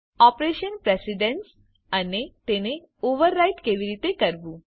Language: Gujarati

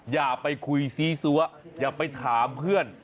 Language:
Thai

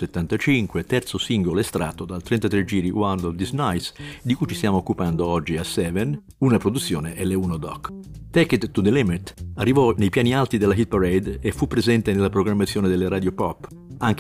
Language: Italian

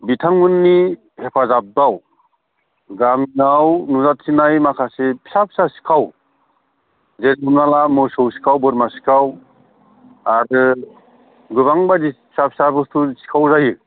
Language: Bodo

